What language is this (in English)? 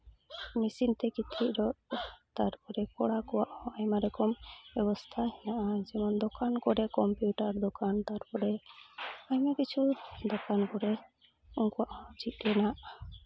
Santali